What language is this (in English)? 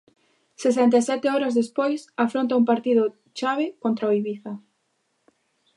Galician